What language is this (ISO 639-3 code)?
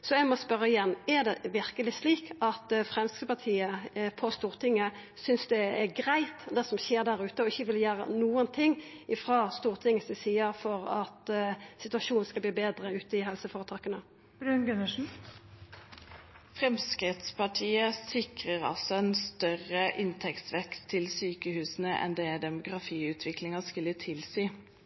nor